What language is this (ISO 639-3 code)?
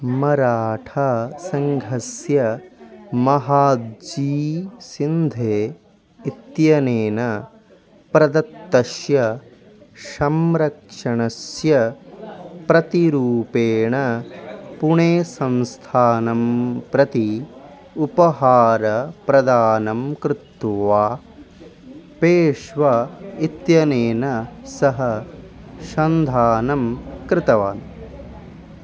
san